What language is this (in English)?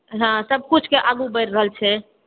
Maithili